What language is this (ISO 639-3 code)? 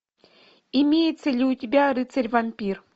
rus